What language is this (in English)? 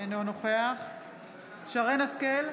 Hebrew